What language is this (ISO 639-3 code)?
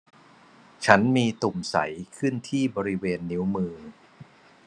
tha